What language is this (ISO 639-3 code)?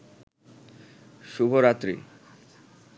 ben